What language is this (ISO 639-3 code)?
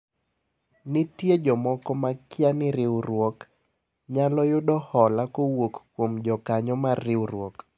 luo